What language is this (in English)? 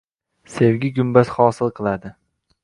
Uzbek